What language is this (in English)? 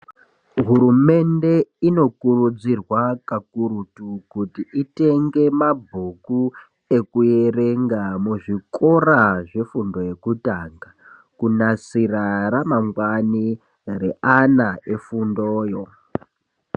Ndau